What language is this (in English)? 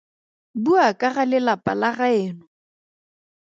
Tswana